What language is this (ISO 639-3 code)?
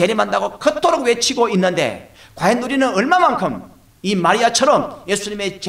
kor